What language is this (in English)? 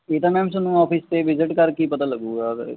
Punjabi